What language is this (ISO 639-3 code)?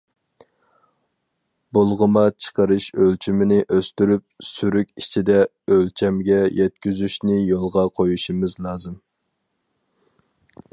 uig